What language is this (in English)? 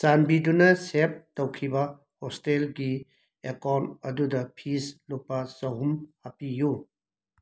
Manipuri